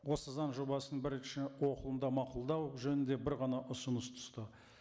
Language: Kazakh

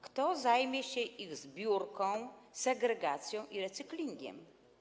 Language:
Polish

